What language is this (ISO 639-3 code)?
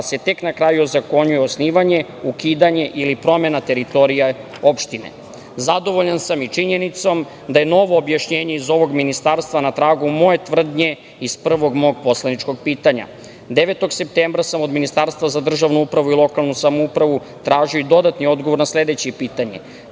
srp